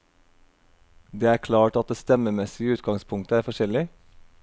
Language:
Norwegian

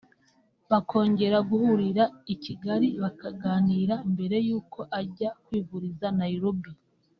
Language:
Kinyarwanda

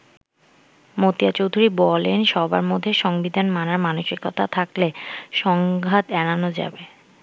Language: Bangla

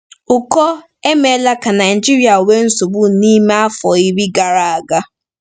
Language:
Igbo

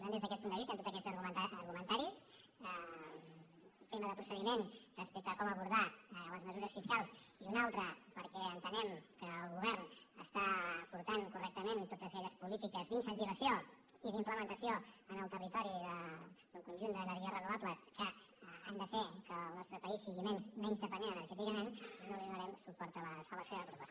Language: Catalan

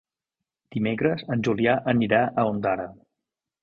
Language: Catalan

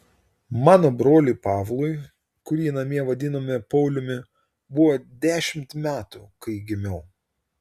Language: Lithuanian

